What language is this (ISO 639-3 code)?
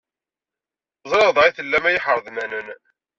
kab